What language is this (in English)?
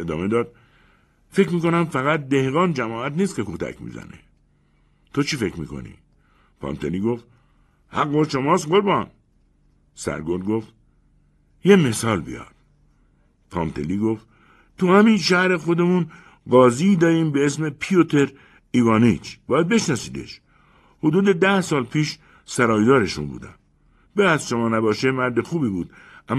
Persian